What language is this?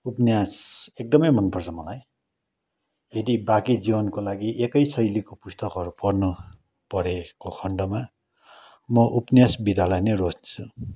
Nepali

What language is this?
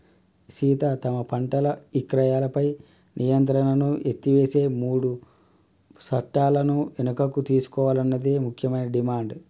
Telugu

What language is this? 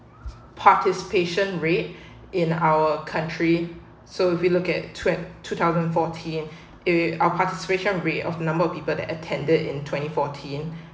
English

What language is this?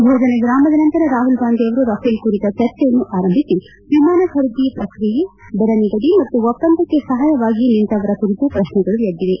Kannada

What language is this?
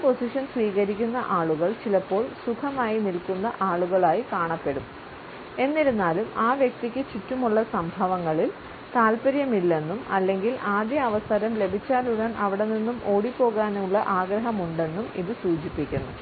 Malayalam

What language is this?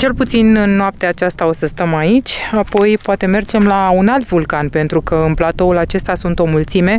Romanian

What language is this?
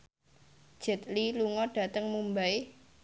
Javanese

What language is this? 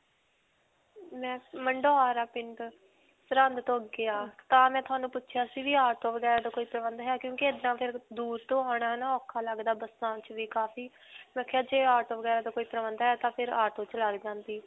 Punjabi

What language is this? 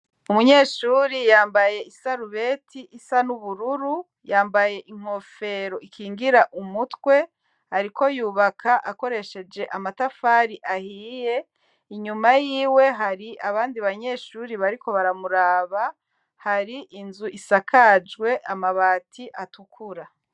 Rundi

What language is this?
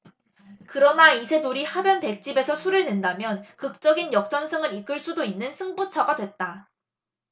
Korean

